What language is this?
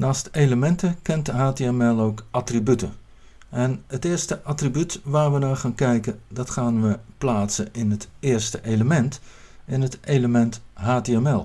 Dutch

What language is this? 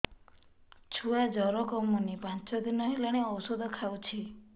Odia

